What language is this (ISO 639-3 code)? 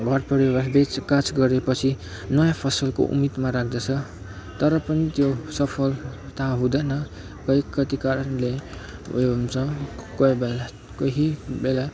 nep